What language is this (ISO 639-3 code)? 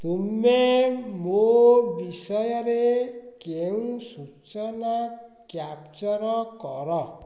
ori